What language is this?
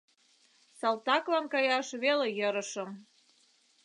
Mari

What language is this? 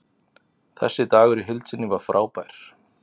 Icelandic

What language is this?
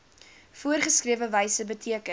Afrikaans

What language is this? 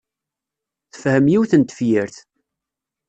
Kabyle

